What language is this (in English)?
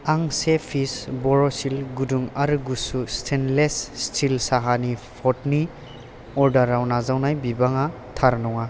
Bodo